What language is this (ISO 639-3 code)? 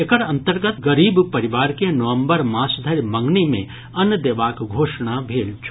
mai